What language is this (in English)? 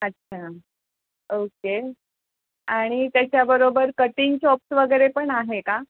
Marathi